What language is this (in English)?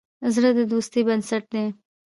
Pashto